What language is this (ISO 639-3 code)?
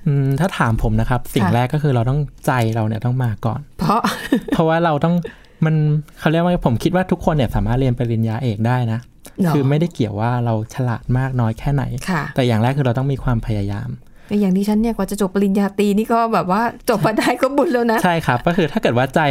tha